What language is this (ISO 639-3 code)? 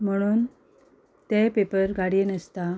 kok